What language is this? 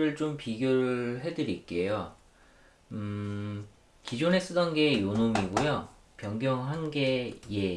Korean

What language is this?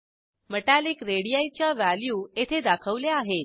Marathi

